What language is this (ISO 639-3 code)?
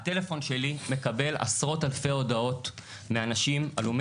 heb